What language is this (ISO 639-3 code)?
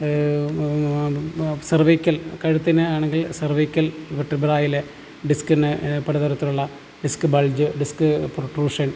mal